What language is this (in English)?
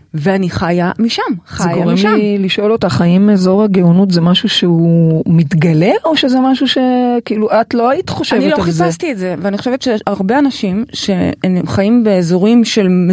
Hebrew